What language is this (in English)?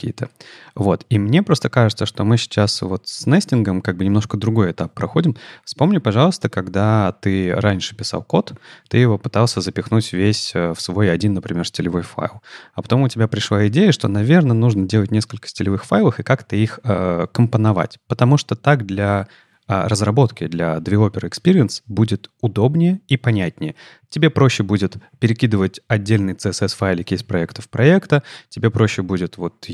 Russian